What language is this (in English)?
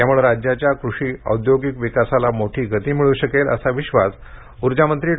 Marathi